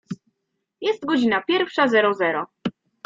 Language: Polish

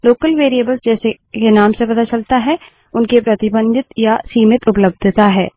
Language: Hindi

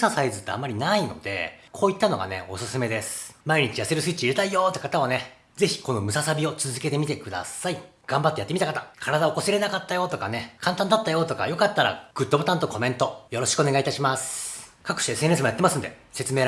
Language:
Japanese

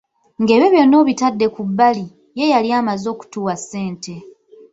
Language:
Ganda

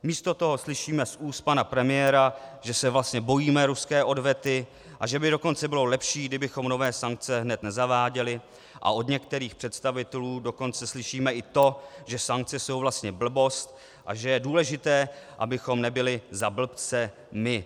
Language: Czech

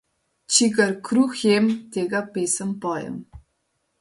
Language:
Slovenian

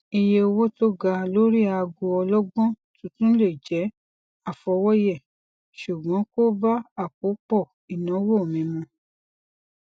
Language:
Yoruba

